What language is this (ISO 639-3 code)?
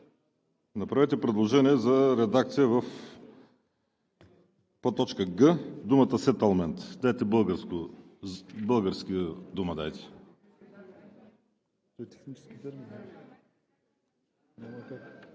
bul